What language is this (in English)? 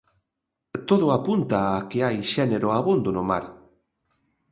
Galician